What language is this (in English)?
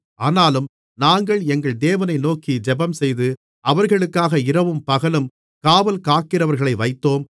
Tamil